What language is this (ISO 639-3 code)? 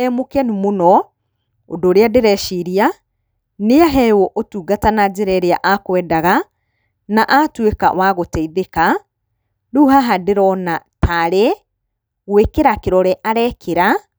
kik